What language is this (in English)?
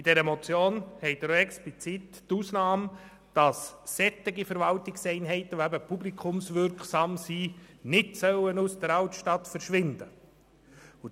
Swiss German